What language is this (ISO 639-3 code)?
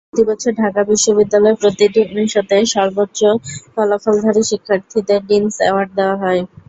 ben